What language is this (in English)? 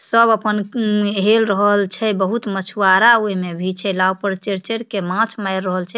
Maithili